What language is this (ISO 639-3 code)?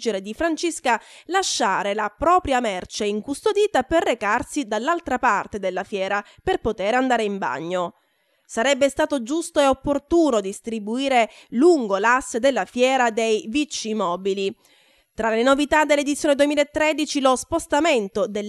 ita